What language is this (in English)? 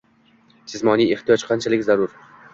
Uzbek